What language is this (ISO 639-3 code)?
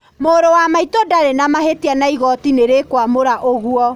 kik